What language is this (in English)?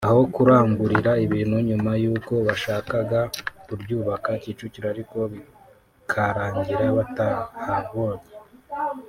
Kinyarwanda